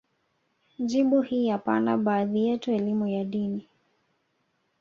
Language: Swahili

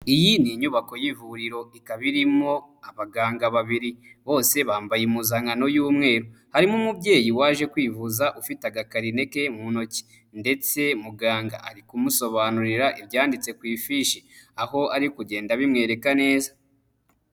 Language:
Kinyarwanda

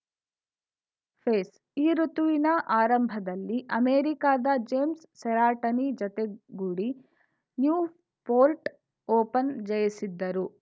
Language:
Kannada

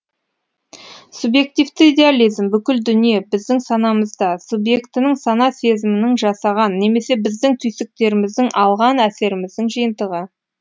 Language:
Kazakh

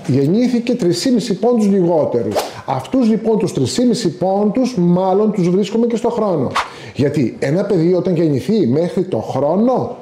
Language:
Greek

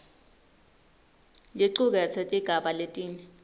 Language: Swati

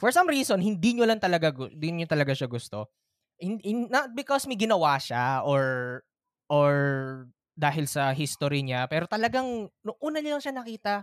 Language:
Filipino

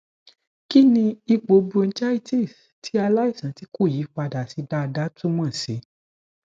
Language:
Yoruba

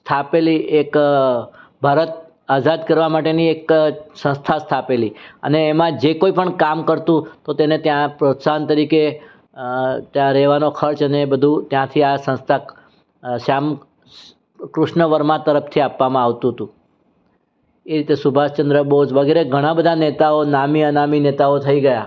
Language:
Gujarati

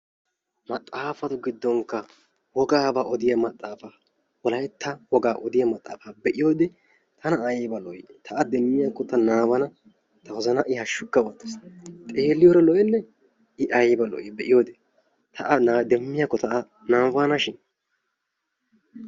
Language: Wolaytta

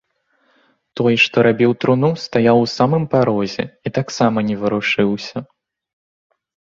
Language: Belarusian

